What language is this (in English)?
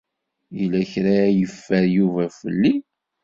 Kabyle